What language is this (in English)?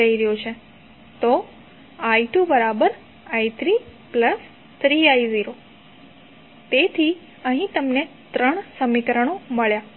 Gujarati